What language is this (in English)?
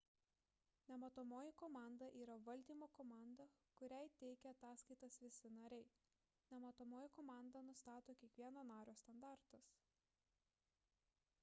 Lithuanian